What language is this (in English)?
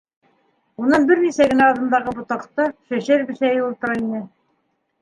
Bashkir